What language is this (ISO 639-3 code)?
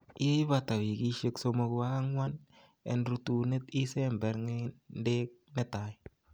kln